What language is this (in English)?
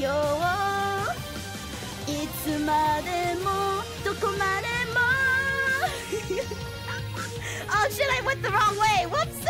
English